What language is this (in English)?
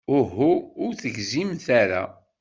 Kabyle